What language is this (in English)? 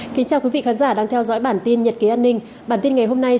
Vietnamese